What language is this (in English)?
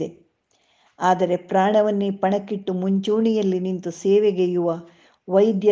Kannada